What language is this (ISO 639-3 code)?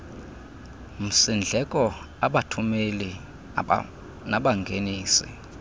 xho